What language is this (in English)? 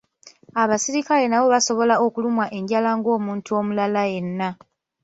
Ganda